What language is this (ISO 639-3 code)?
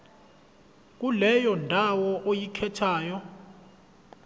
zul